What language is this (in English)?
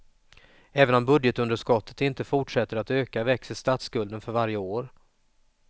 Swedish